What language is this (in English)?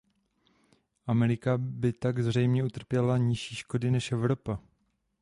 Czech